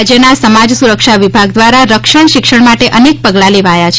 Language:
Gujarati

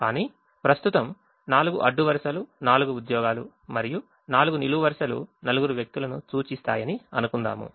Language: Telugu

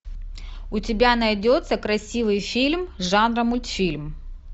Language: Russian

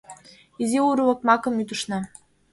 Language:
Mari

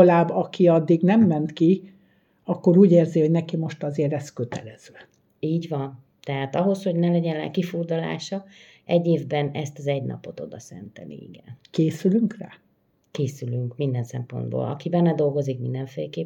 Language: Hungarian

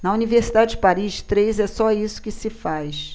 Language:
Portuguese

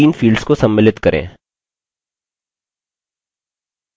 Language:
Hindi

